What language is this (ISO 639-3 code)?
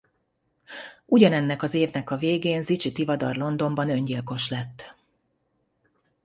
hun